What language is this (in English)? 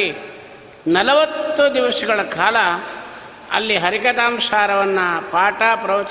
Kannada